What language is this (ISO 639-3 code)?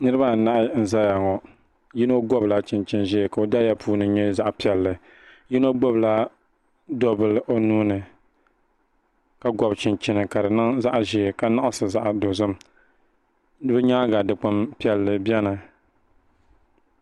dag